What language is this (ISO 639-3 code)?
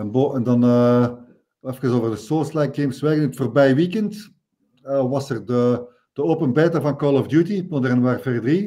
nld